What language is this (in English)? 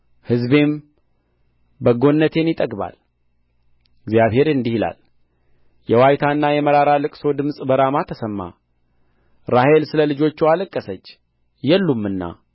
Amharic